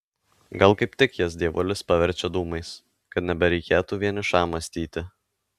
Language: Lithuanian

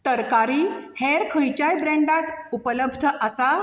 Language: Konkani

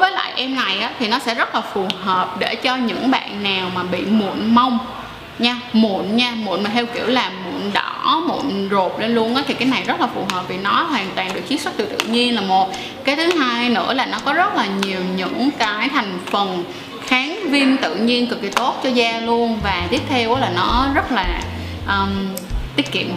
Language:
Vietnamese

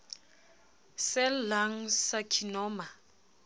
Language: Southern Sotho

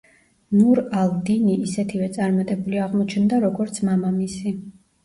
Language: Georgian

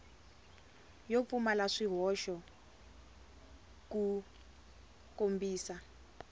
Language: Tsonga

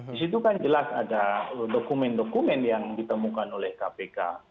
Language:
Indonesian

